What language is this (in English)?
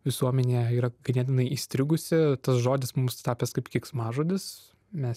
Lithuanian